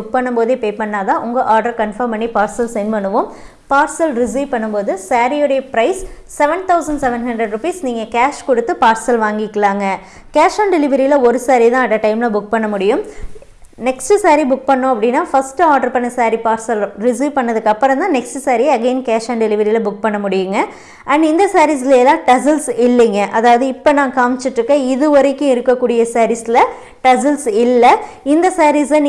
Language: Tamil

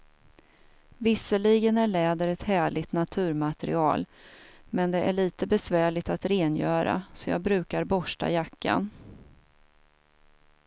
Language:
Swedish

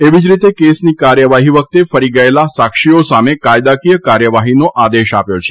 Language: Gujarati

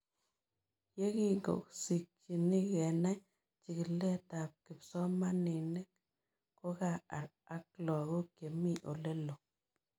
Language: Kalenjin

